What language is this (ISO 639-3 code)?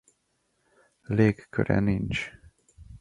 hun